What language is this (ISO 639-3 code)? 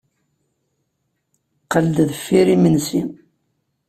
kab